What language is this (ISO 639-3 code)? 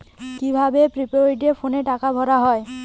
ben